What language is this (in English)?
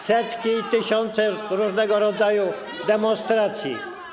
Polish